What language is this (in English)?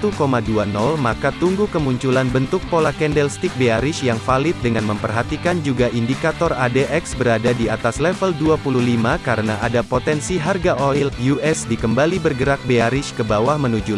Indonesian